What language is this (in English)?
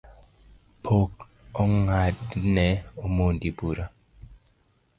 Luo (Kenya and Tanzania)